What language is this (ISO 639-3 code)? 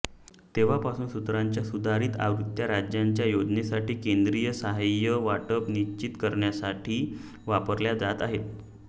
mar